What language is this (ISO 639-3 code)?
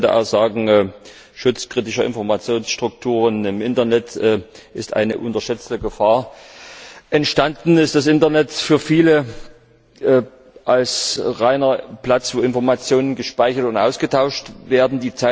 deu